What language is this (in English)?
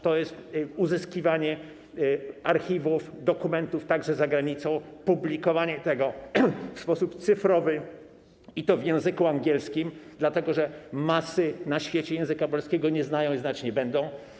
Polish